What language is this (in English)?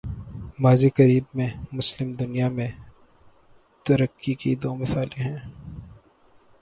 Urdu